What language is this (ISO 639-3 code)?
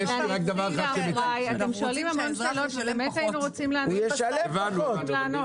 heb